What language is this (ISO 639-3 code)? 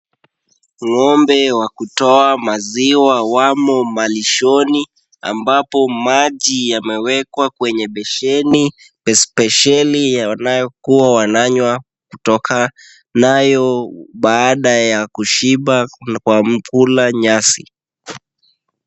swa